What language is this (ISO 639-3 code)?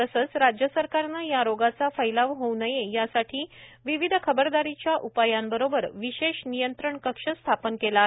mar